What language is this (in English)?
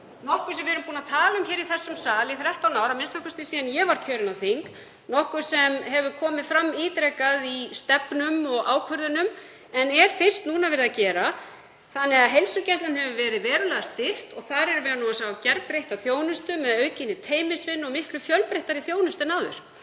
Icelandic